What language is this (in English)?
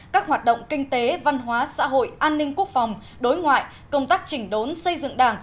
Vietnamese